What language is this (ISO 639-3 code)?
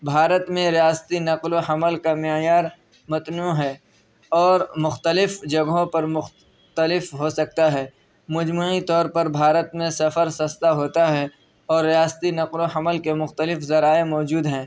urd